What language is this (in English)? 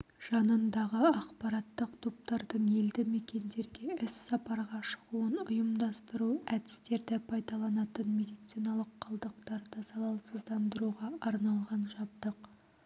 Kazakh